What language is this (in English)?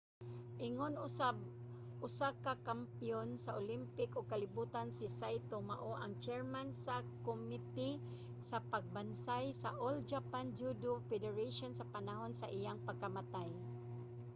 Cebuano